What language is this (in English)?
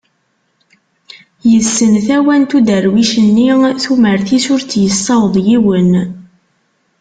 Kabyle